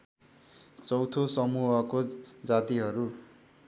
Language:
Nepali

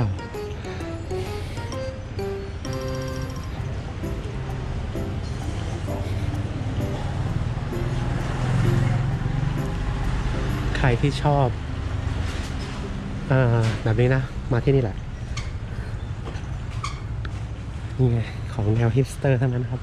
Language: Thai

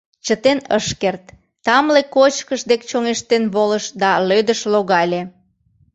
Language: Mari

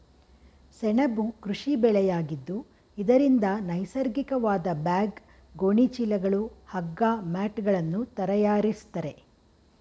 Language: Kannada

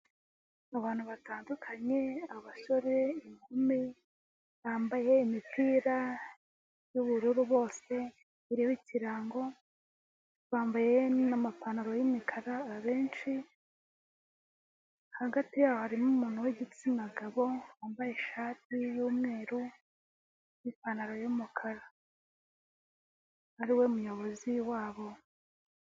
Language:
Kinyarwanda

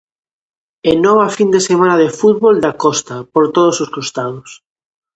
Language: Galician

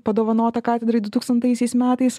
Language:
Lithuanian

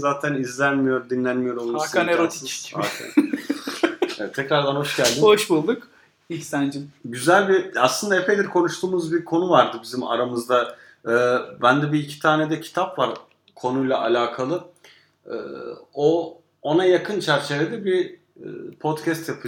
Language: Turkish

